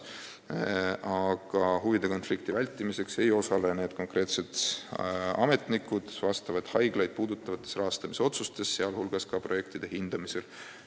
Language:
Estonian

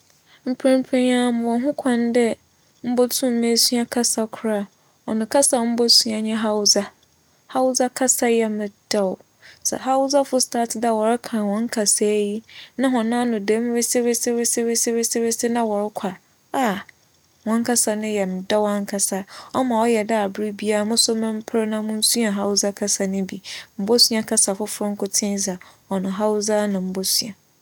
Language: Akan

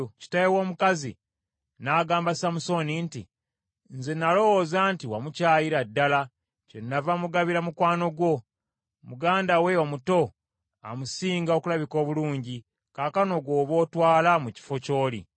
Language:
Ganda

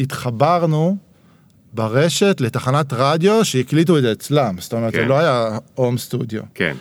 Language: Hebrew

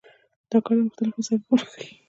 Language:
Pashto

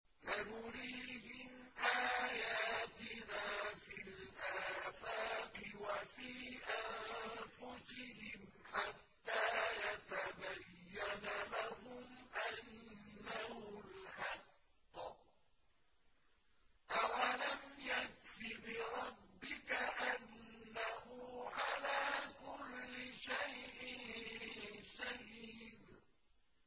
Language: Arabic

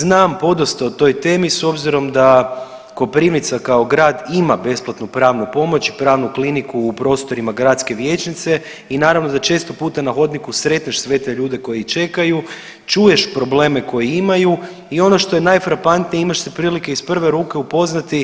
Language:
Croatian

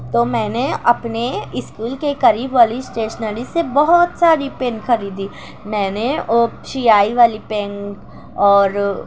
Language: Urdu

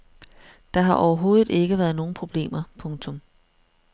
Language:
Danish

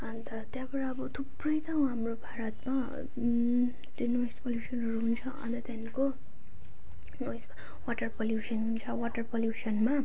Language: Nepali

